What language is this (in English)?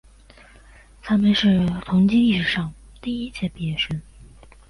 Chinese